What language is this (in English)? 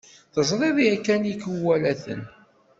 Kabyle